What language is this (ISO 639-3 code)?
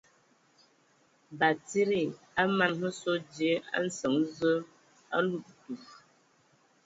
ewo